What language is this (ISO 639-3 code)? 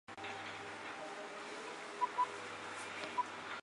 zho